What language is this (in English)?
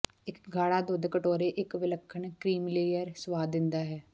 Punjabi